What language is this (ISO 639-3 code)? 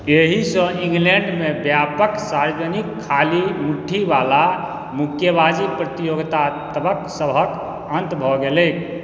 mai